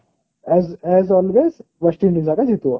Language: Odia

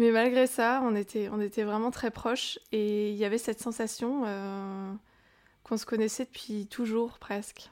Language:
French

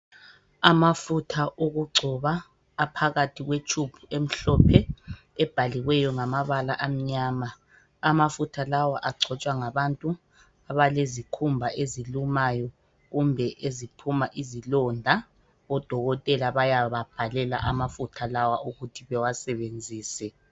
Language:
North Ndebele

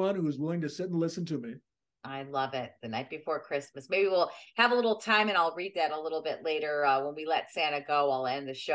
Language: English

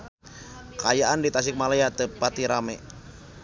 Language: Sundanese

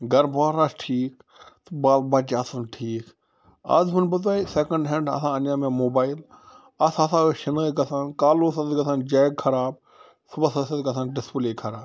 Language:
Kashmiri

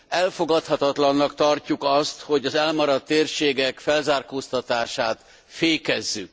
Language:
Hungarian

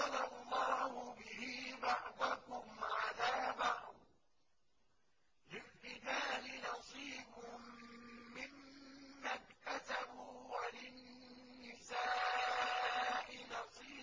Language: Arabic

